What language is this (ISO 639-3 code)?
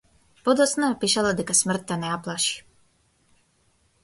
mkd